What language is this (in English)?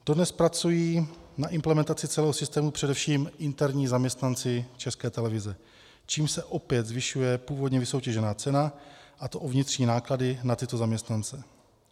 Czech